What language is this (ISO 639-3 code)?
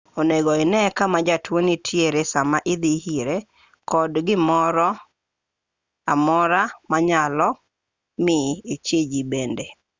luo